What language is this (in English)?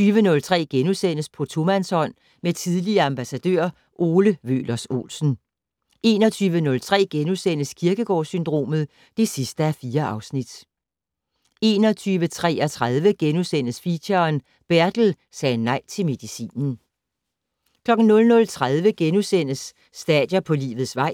Danish